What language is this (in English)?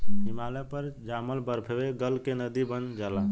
Bhojpuri